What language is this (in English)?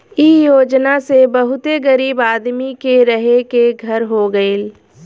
Bhojpuri